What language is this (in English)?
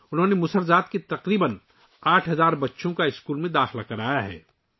Urdu